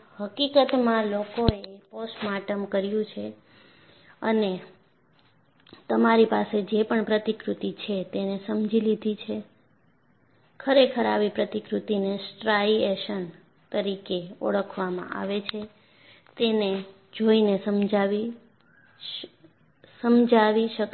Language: Gujarati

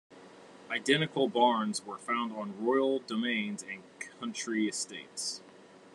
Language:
English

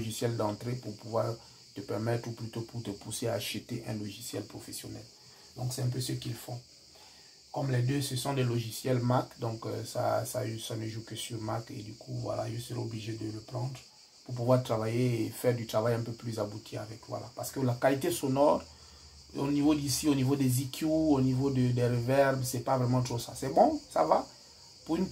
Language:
French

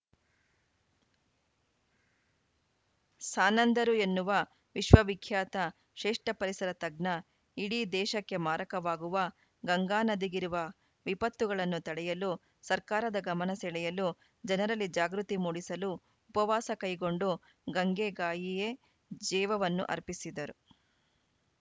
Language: Kannada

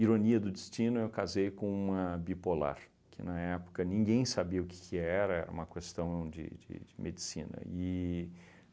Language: Portuguese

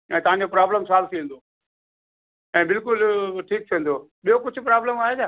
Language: Sindhi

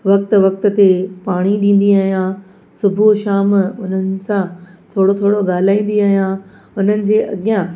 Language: Sindhi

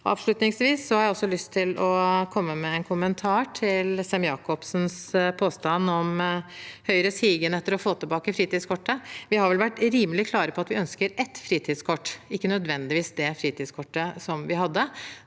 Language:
Norwegian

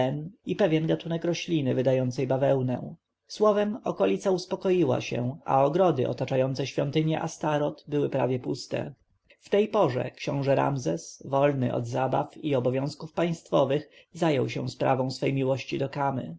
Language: Polish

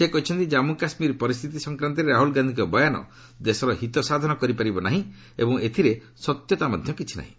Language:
Odia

